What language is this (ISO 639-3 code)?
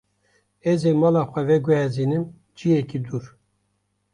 kur